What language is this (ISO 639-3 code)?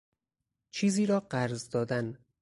fas